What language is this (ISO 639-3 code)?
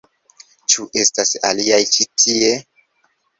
epo